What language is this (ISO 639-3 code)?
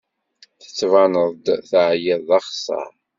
kab